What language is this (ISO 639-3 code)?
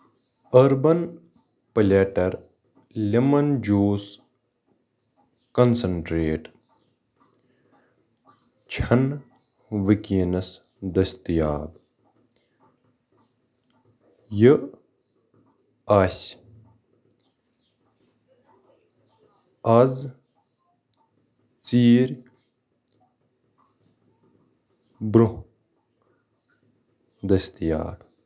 kas